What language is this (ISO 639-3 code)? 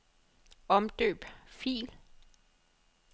dan